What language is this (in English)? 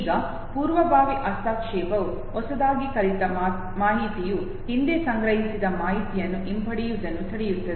Kannada